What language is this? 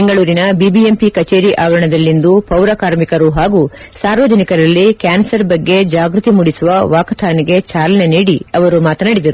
Kannada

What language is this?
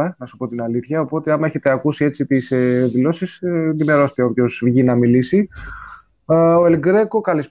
Greek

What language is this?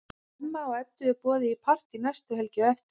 Icelandic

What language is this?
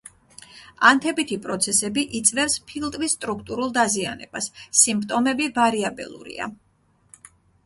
Georgian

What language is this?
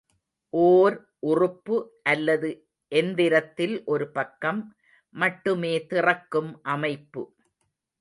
Tamil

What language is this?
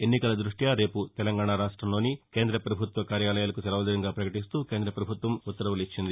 Telugu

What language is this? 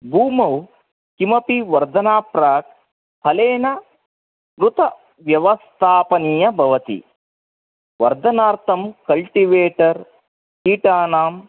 Sanskrit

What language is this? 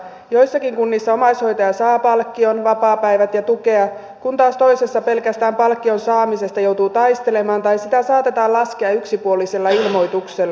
Finnish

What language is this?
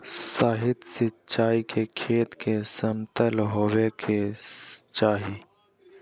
Magahi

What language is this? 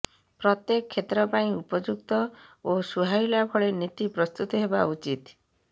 Odia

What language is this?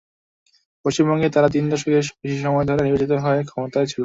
Bangla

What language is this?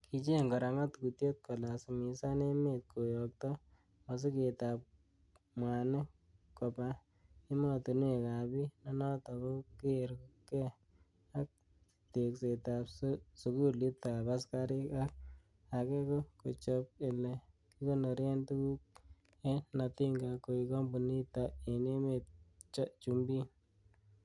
Kalenjin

